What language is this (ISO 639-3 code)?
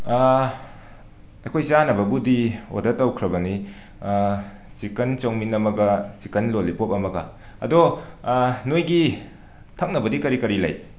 mni